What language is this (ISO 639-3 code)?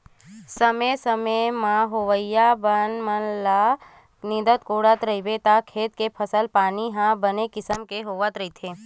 hne